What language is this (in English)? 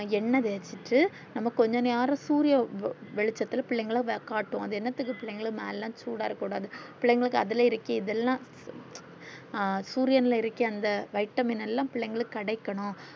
Tamil